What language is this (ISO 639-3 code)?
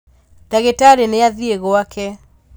kik